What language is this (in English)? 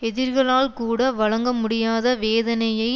Tamil